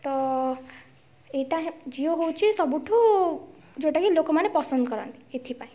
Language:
Odia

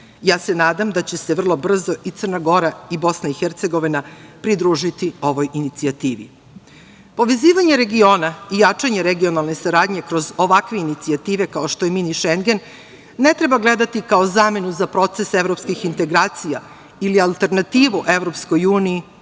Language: Serbian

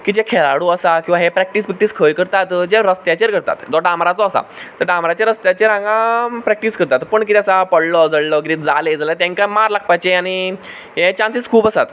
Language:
Konkani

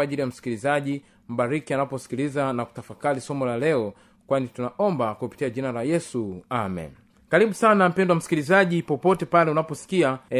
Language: Swahili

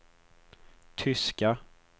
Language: Swedish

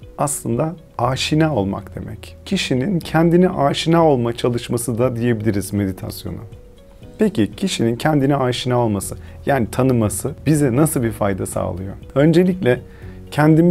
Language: Turkish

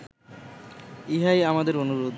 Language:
Bangla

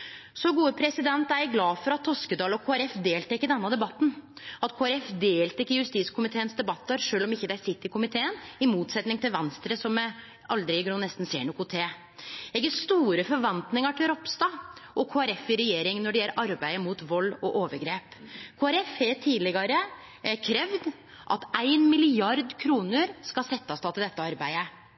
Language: Norwegian Nynorsk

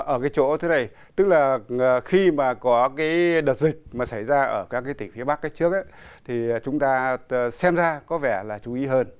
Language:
Vietnamese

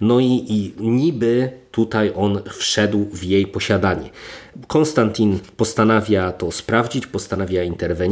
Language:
Polish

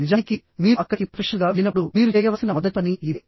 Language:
Telugu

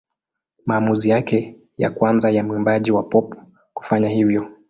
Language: Swahili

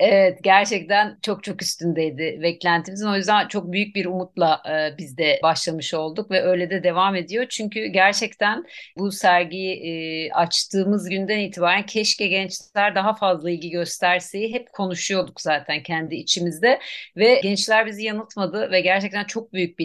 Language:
Turkish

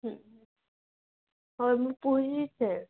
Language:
Odia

